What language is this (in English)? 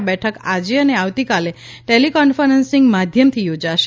Gujarati